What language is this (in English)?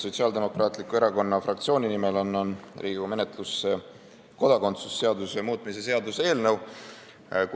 Estonian